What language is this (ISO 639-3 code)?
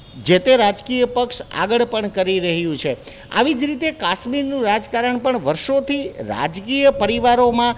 guj